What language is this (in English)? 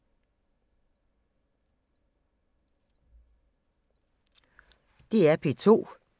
Danish